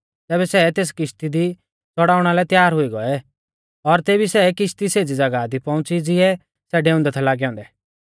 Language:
Mahasu Pahari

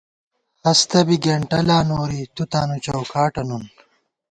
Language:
Gawar-Bati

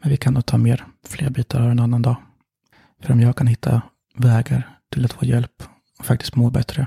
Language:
Swedish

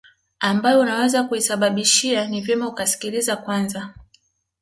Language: Swahili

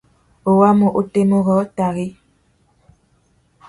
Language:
Tuki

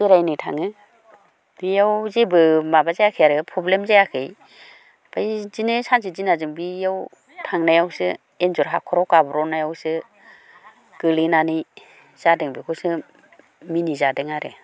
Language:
Bodo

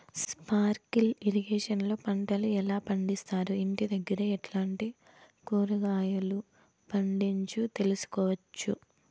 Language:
Telugu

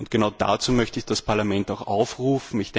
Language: German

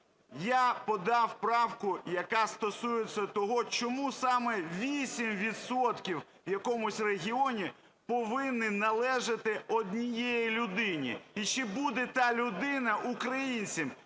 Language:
Ukrainian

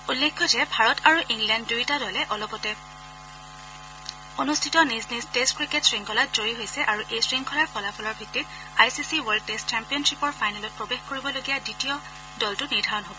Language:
Assamese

